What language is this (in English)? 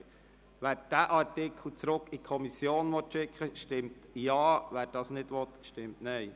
Swiss German